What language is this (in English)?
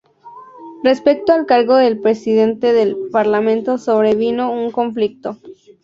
Spanish